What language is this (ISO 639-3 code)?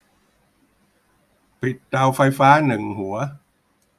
tha